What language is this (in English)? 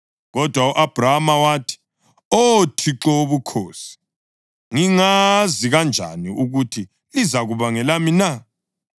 North Ndebele